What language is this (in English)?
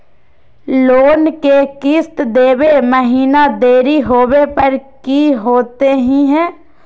Magahi